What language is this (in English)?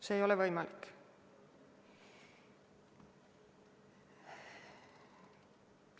Estonian